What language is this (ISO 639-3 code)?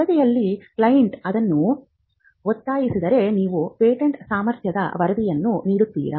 kan